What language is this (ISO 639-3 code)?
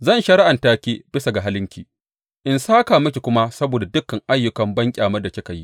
hau